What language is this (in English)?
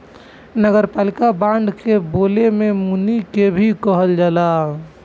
Bhojpuri